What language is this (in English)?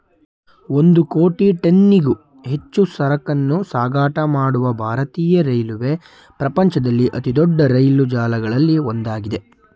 Kannada